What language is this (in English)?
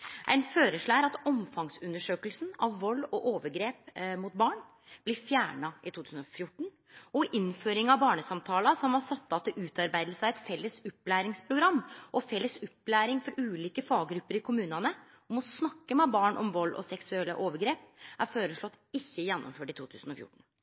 Norwegian Nynorsk